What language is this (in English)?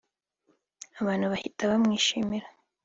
Kinyarwanda